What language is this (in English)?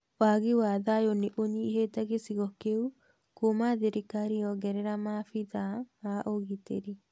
Kikuyu